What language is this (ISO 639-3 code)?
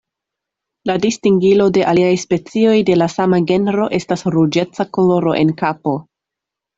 epo